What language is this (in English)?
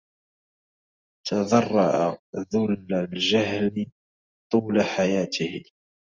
Arabic